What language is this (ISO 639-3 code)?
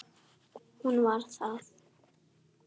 isl